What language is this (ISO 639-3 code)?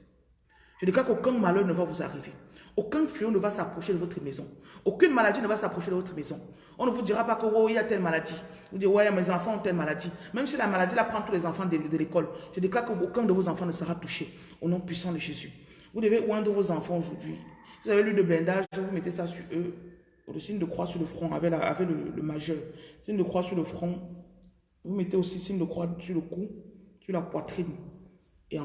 fra